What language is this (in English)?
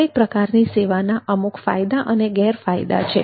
Gujarati